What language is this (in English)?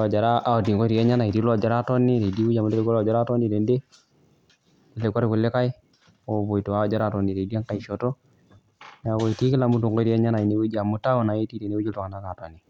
Masai